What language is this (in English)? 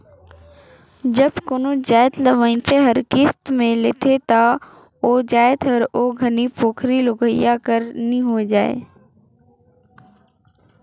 Chhattisgarhi